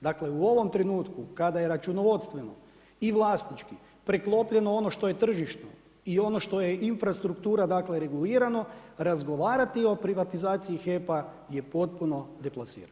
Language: Croatian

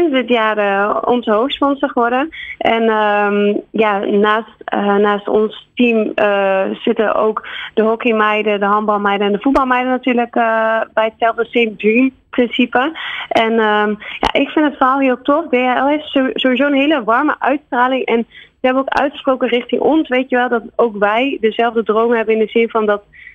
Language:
Dutch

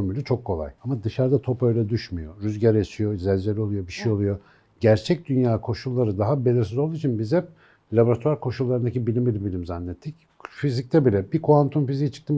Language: Turkish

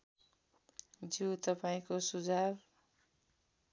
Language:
Nepali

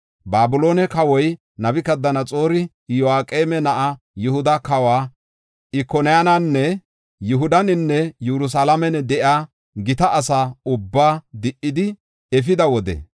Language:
Gofa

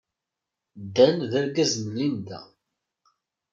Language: Kabyle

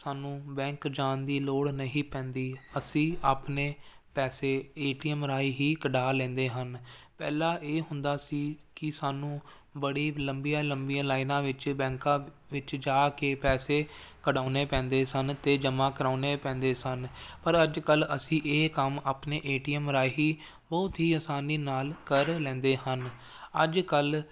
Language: Punjabi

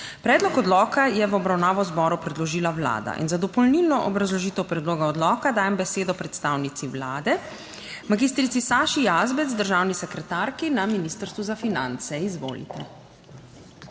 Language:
Slovenian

